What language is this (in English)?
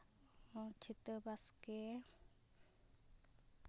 Santali